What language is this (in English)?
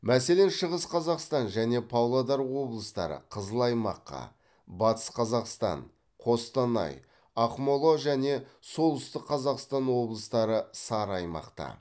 Kazakh